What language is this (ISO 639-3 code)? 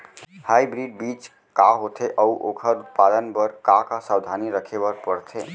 hne